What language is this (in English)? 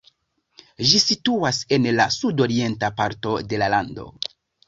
Esperanto